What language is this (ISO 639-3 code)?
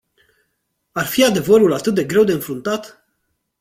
ron